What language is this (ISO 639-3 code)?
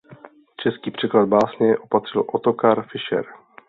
ces